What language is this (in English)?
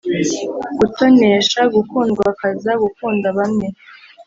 Kinyarwanda